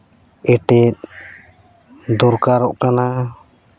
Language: Santali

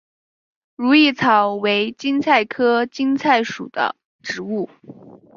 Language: Chinese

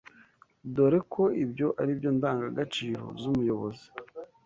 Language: Kinyarwanda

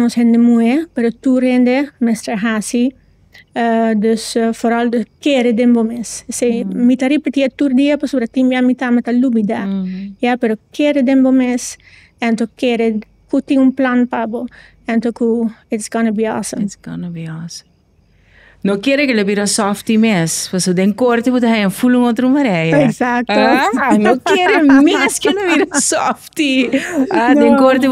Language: Dutch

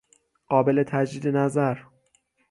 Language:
Persian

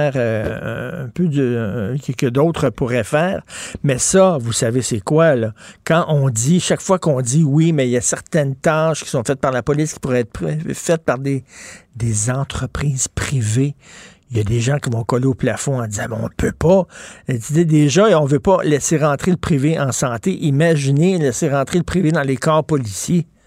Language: French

